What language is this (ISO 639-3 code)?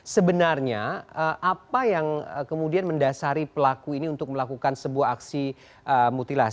ind